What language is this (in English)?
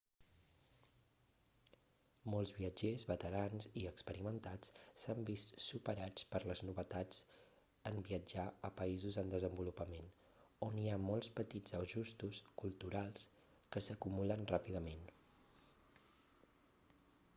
Catalan